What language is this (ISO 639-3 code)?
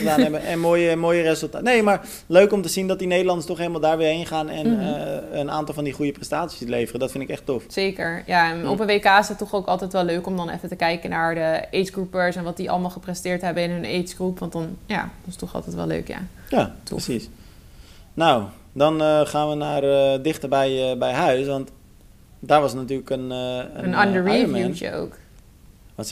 nld